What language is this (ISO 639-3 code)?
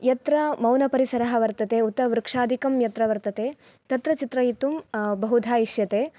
san